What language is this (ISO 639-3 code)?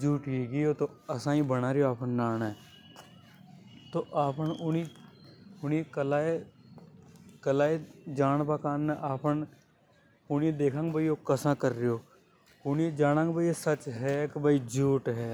hoj